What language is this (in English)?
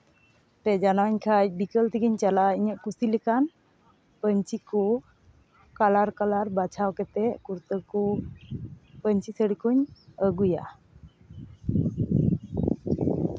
Santali